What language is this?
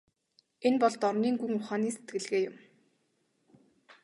Mongolian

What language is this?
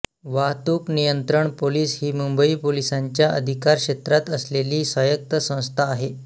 Marathi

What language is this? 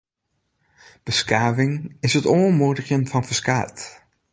Western Frisian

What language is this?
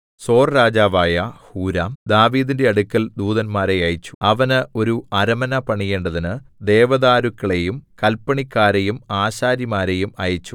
Malayalam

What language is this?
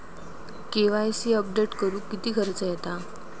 Marathi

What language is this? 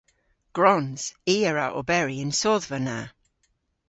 Cornish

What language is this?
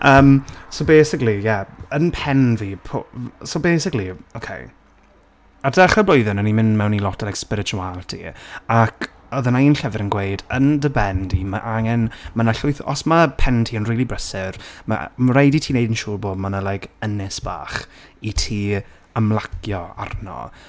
Welsh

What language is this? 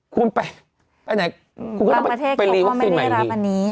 Thai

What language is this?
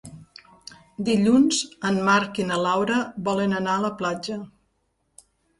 Catalan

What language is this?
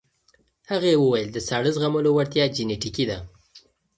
Pashto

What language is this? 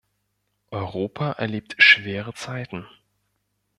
German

